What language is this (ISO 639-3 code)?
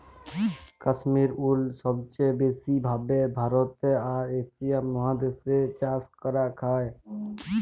ben